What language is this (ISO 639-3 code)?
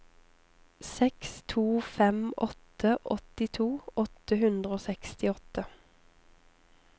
nor